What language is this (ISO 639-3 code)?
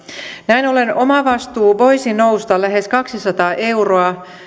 fin